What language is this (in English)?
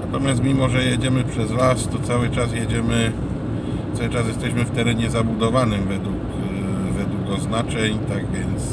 Polish